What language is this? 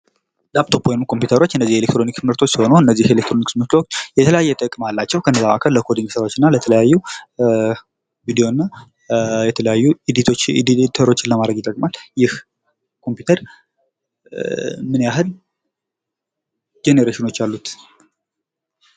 Amharic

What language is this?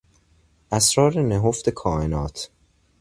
Persian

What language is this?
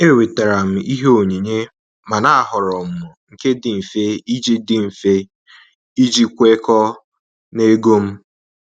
Igbo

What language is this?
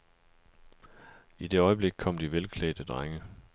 Danish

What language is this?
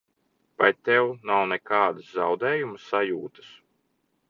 Latvian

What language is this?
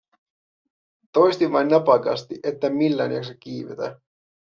Finnish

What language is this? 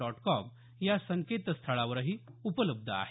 Marathi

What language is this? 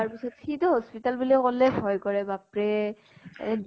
Assamese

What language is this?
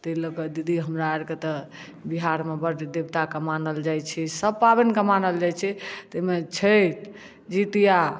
Maithili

